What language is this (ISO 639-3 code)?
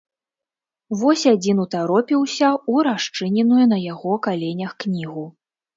bel